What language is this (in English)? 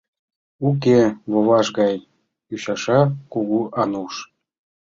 Mari